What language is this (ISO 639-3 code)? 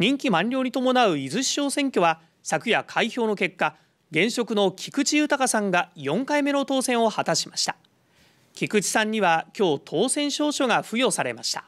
jpn